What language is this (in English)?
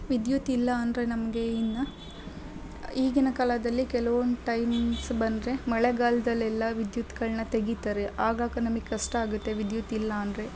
Kannada